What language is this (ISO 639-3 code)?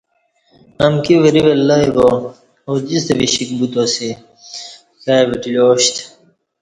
bsh